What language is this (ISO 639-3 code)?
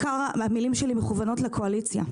heb